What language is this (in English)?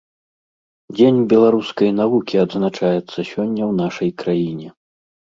Belarusian